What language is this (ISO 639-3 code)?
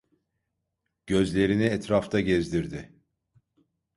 tur